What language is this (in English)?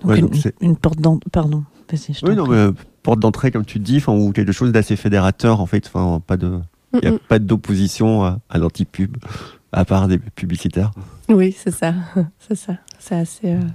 French